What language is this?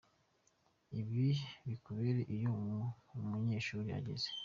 Kinyarwanda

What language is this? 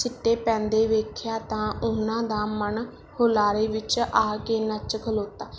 Punjabi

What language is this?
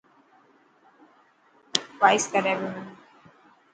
Dhatki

